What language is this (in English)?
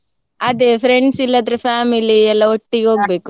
Kannada